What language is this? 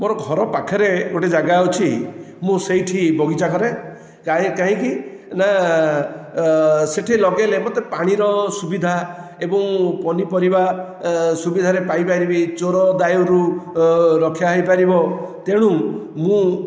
Odia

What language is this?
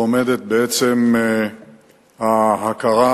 Hebrew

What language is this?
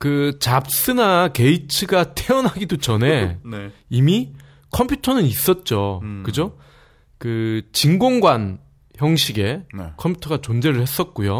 Korean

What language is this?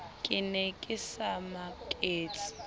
Southern Sotho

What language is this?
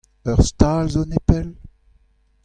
Breton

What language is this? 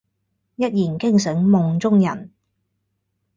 Cantonese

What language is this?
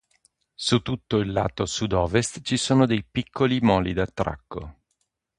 Italian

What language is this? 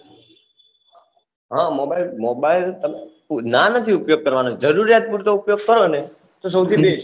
Gujarati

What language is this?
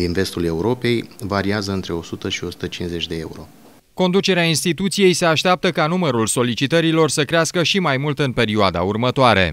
Romanian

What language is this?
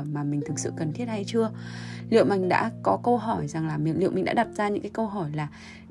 Vietnamese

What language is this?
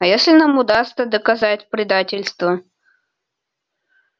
Russian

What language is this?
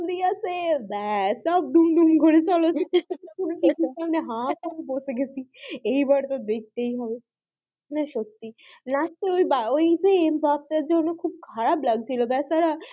Bangla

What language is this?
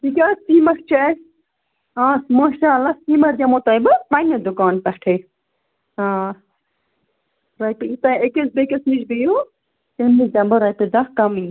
Kashmiri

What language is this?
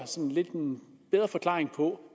Danish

